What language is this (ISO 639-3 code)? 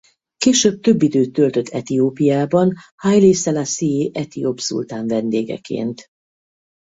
hun